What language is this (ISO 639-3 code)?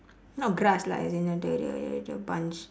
eng